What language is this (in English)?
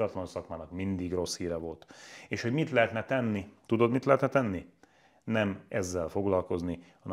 Hungarian